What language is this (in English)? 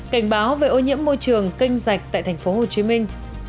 Vietnamese